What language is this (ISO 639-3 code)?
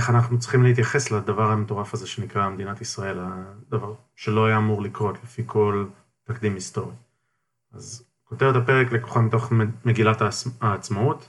heb